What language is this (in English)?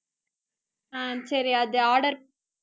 Tamil